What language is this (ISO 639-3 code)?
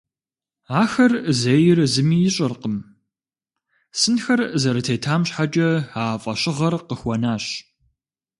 kbd